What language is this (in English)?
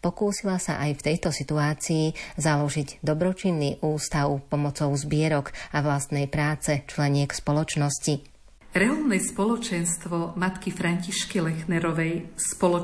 Slovak